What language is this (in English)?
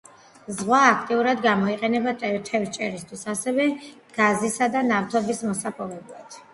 Georgian